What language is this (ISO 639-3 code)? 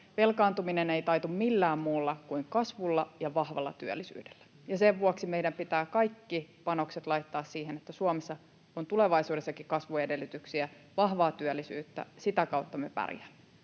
fin